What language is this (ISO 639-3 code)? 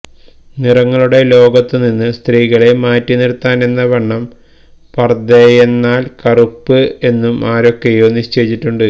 mal